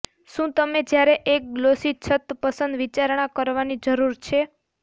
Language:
Gujarati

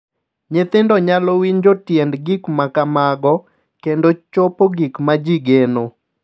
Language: Luo (Kenya and Tanzania)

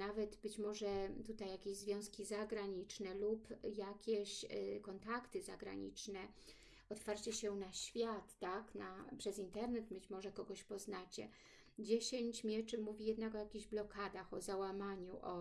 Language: Polish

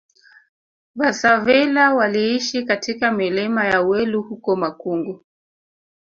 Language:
Swahili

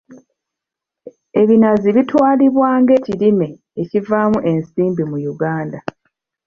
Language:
Ganda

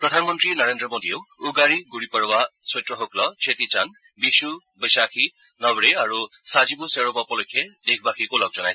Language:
Assamese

